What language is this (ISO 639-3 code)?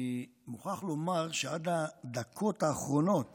heb